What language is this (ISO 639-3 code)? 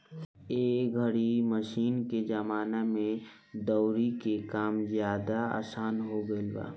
bho